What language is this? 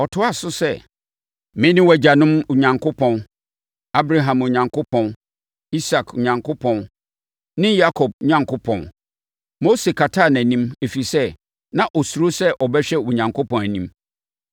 Akan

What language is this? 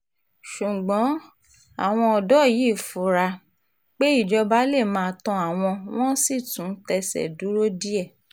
Yoruba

